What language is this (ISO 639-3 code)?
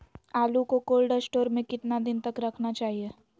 mag